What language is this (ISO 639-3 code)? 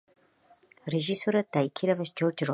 kat